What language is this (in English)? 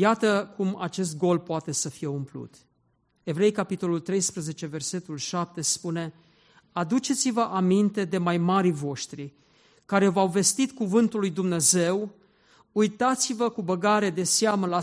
Romanian